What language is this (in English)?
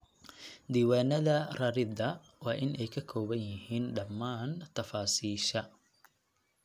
Somali